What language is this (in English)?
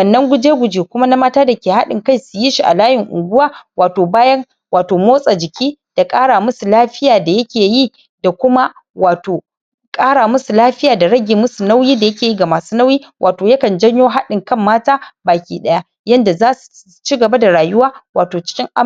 Hausa